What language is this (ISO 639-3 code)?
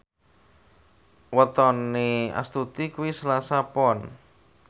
jav